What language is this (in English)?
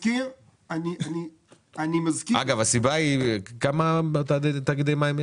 Hebrew